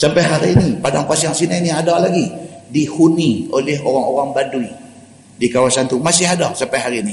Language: Malay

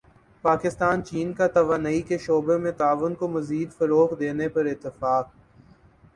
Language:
Urdu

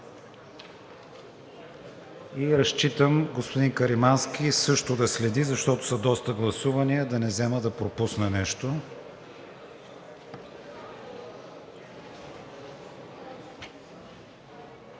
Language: Bulgarian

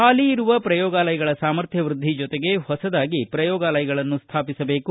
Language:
Kannada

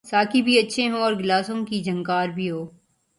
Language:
Urdu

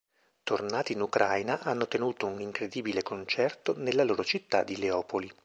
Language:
Italian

